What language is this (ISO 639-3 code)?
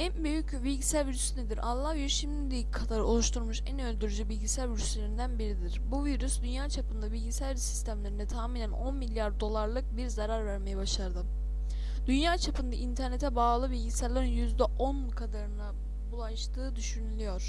tur